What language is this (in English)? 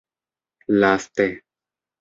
Esperanto